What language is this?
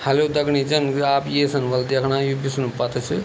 Garhwali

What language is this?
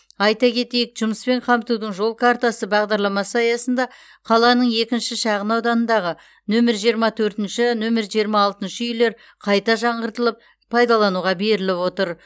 Kazakh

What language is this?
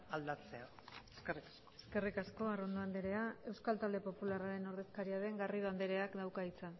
Basque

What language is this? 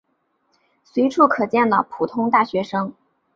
Chinese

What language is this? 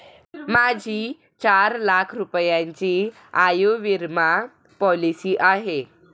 Marathi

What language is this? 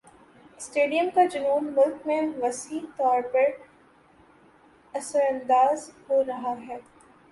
Urdu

